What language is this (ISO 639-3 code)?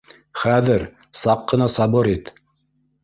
bak